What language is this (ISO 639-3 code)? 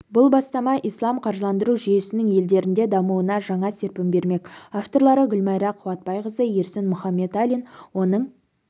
kaz